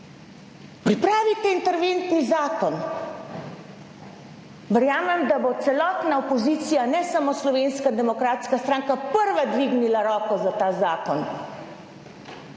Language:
Slovenian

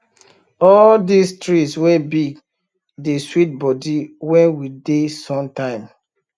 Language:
Nigerian Pidgin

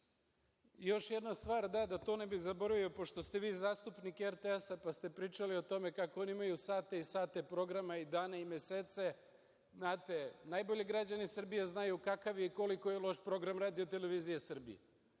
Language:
Serbian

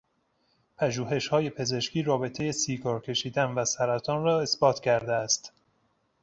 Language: Persian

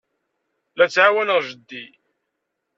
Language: Kabyle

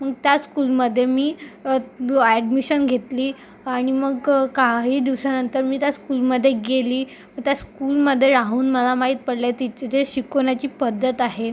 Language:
Marathi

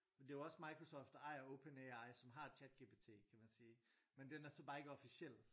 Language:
Danish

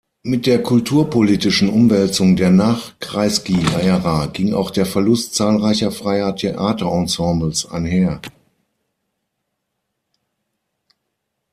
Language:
German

